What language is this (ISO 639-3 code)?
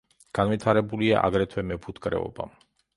kat